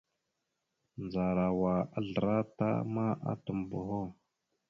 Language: Mada (Cameroon)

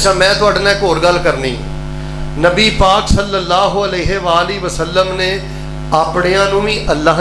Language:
Urdu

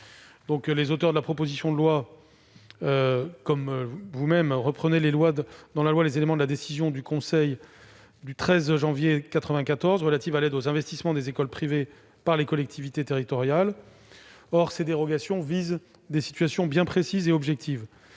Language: French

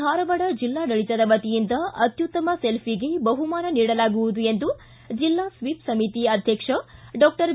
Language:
Kannada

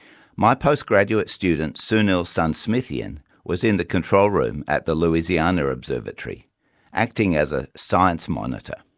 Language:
English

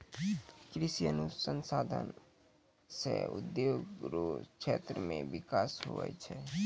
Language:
Maithili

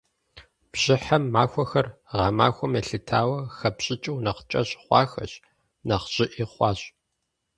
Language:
Kabardian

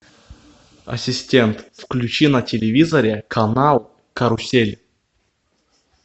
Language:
Russian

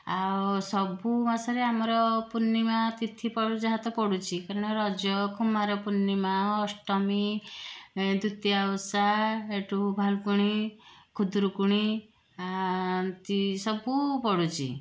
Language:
Odia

